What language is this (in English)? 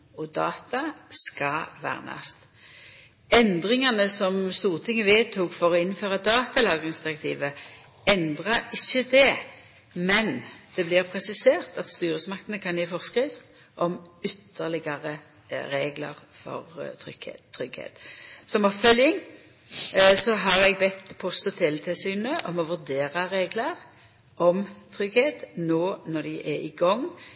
Norwegian Nynorsk